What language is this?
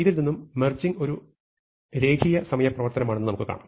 Malayalam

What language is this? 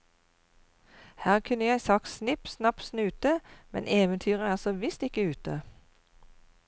Norwegian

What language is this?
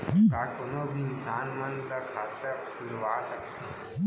Chhattisgarhi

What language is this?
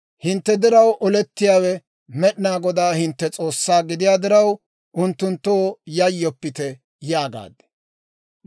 Dawro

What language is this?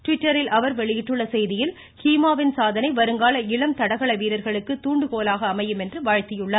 Tamil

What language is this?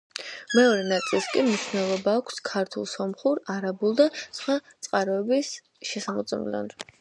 Georgian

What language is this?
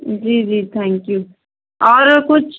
Urdu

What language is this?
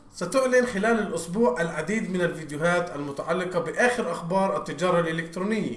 Arabic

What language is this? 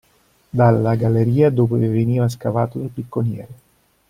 Italian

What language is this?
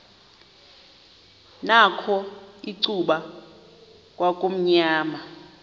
Xhosa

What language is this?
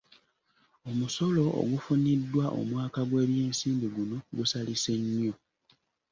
Ganda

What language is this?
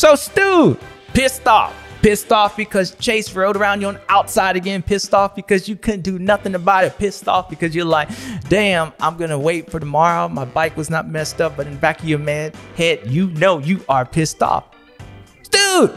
English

